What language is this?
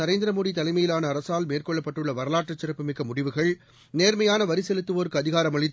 Tamil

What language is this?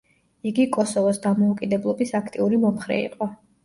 Georgian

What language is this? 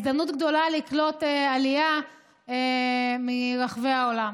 Hebrew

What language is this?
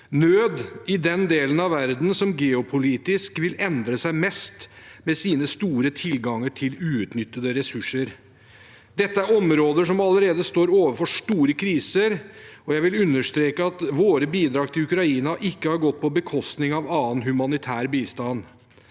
Norwegian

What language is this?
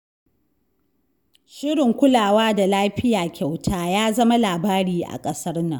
Hausa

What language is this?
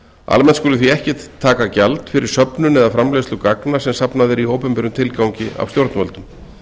Icelandic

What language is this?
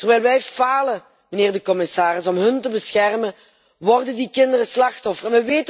Dutch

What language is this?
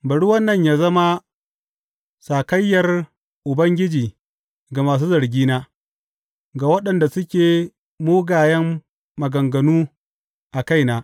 Hausa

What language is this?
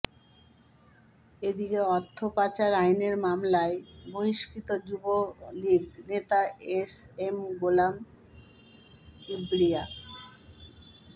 Bangla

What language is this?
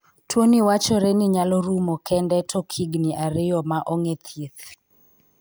Luo (Kenya and Tanzania)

